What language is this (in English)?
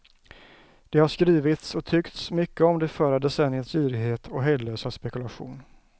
Swedish